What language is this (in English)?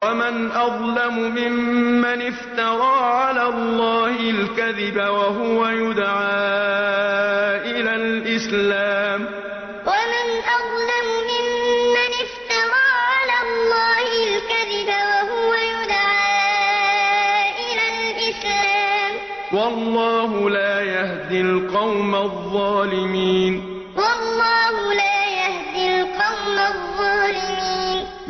Arabic